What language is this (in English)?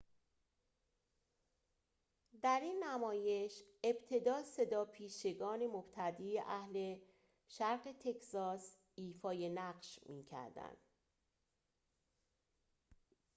Persian